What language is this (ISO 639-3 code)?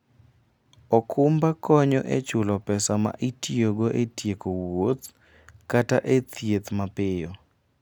luo